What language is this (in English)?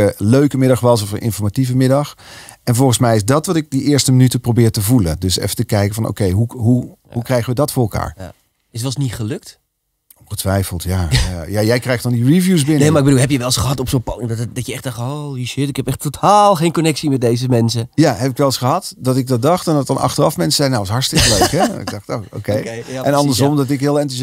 Dutch